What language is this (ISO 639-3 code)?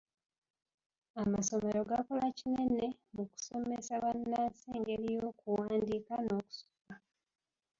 lug